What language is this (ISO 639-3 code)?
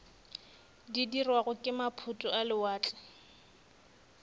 nso